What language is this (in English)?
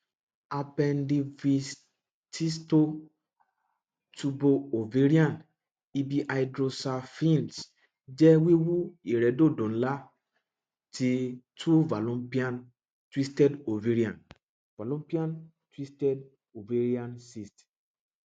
Yoruba